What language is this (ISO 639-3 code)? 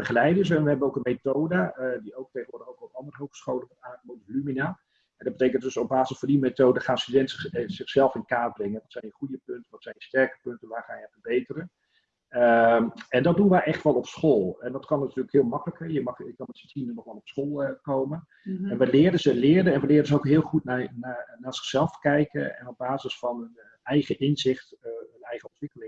nld